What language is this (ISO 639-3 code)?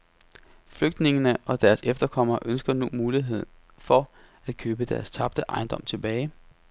dan